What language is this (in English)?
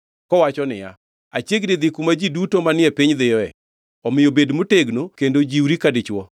Luo (Kenya and Tanzania)